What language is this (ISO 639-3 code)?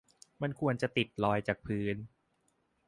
tha